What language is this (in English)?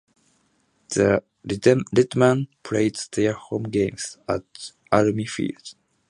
English